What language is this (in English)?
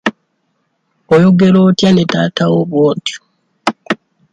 Ganda